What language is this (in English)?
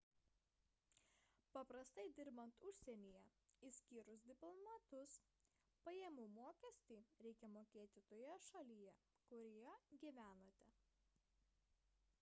Lithuanian